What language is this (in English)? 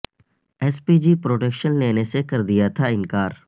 Urdu